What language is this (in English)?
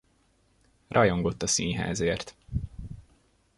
Hungarian